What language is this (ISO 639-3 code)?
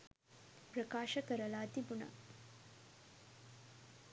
sin